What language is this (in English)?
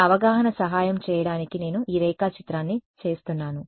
Telugu